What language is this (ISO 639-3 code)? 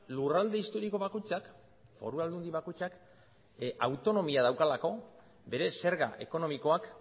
eus